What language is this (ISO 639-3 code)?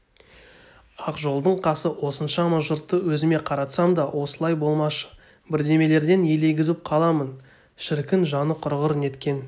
kaz